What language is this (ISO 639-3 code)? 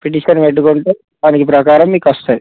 tel